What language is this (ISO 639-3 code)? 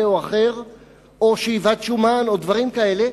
heb